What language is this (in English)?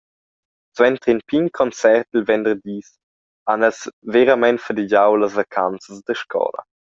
Romansh